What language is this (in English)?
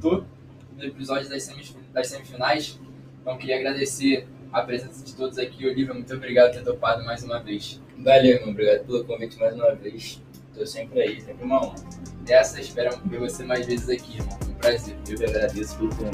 Portuguese